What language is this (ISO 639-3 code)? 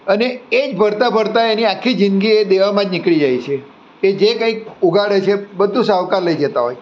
guj